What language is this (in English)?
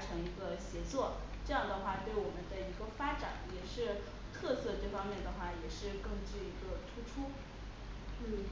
Chinese